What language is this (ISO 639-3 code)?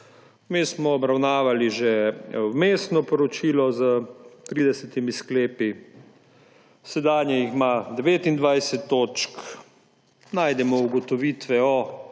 slv